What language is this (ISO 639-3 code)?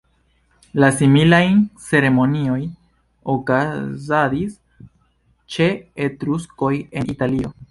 epo